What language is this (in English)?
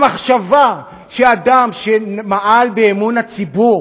Hebrew